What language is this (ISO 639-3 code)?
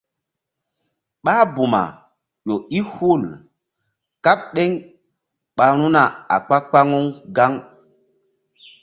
mdd